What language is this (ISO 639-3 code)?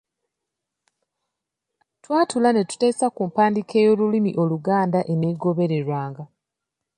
lug